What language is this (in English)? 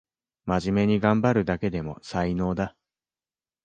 Japanese